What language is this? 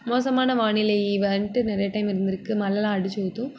Tamil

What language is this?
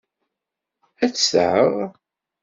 Kabyle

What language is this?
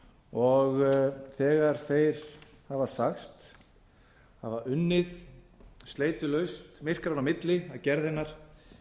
Icelandic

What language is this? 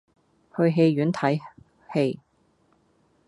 Cantonese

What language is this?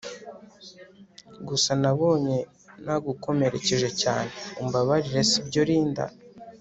Kinyarwanda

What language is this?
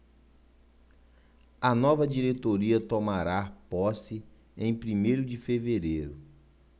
Portuguese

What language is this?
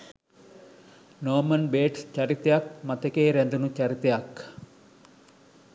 Sinhala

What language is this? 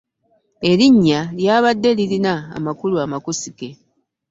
Ganda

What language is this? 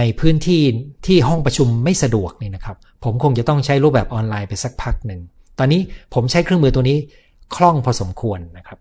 Thai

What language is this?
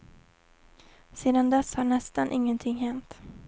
Swedish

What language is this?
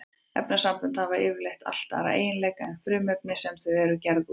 Icelandic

